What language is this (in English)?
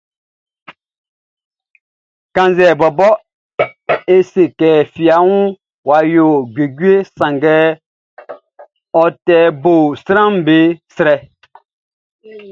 Baoulé